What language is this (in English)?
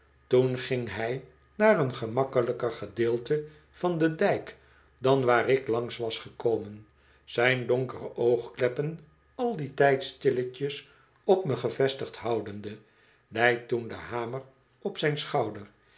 Dutch